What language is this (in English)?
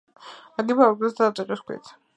Georgian